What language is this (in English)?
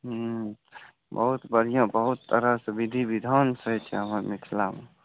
Maithili